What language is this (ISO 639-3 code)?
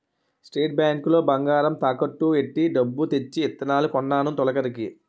tel